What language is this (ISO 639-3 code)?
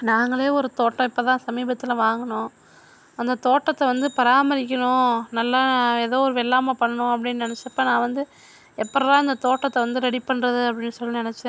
tam